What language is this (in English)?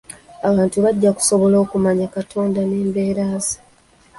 Ganda